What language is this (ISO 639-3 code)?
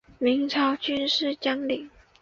zho